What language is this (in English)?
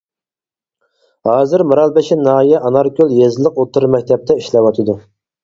Uyghur